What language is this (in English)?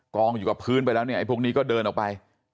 Thai